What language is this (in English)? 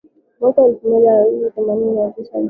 Swahili